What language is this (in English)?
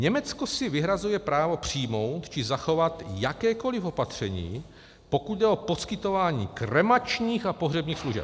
Czech